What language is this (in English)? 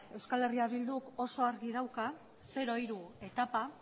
Basque